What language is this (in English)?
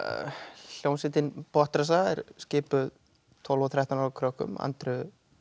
Icelandic